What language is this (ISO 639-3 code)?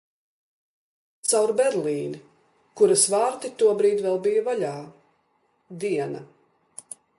lav